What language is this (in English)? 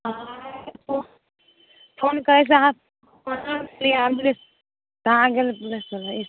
Maithili